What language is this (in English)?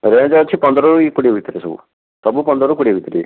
Odia